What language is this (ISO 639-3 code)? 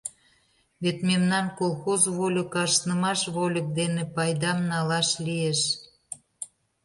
chm